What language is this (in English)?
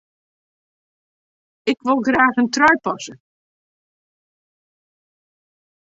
Western Frisian